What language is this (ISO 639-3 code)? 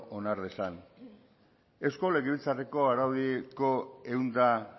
eus